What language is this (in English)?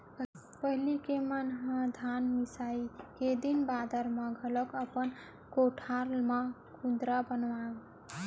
Chhattisgarhi